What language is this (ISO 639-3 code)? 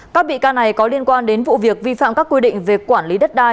vie